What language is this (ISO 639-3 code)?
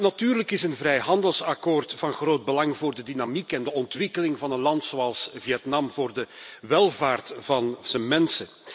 nld